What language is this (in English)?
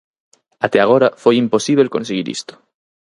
Galician